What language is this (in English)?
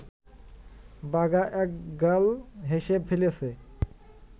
Bangla